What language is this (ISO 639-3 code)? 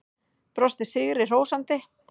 isl